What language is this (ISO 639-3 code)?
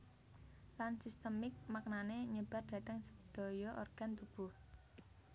jav